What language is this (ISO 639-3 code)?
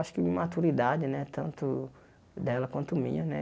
por